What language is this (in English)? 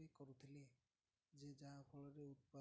Odia